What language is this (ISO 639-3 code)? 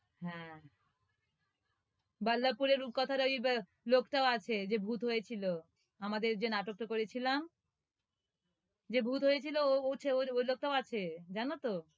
ben